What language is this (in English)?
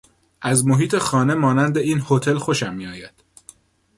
Persian